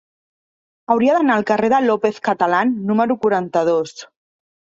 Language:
Catalan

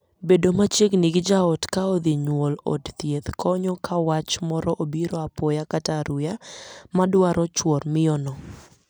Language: Luo (Kenya and Tanzania)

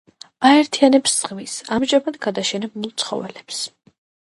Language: Georgian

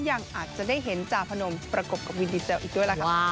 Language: Thai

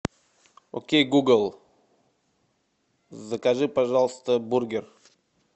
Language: Russian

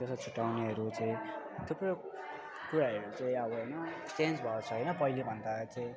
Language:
Nepali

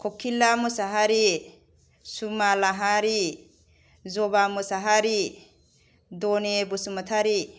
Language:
Bodo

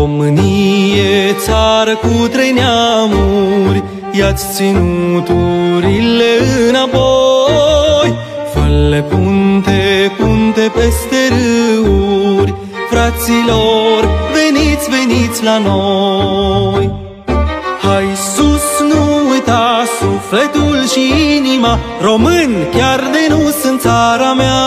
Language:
Romanian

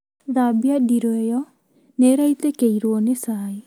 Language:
Kikuyu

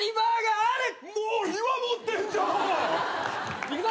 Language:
Japanese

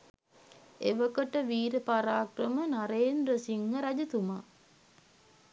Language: Sinhala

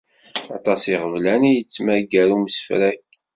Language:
Kabyle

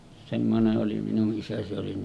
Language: Finnish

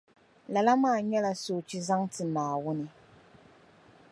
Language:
Dagbani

